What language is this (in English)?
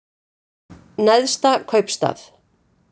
Icelandic